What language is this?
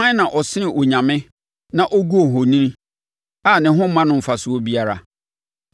Akan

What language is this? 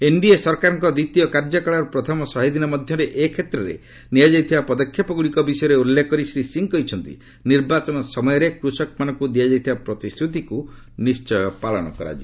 Odia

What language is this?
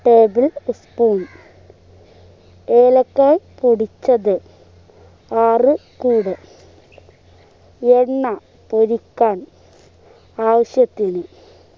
Malayalam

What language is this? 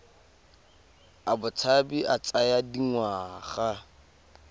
Tswana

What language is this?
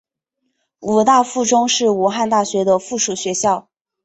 Chinese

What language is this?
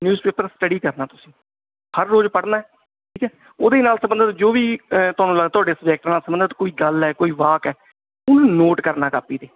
Punjabi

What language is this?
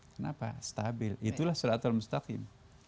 Indonesian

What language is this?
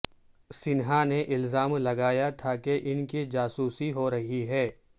Urdu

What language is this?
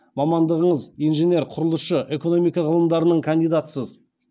Kazakh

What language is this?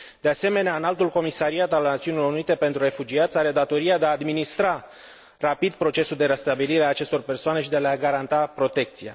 Romanian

